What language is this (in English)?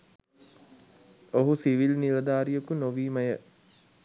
Sinhala